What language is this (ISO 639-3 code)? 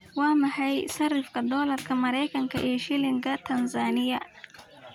som